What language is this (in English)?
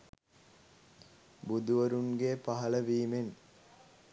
Sinhala